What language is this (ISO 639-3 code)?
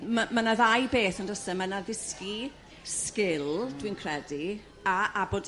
cym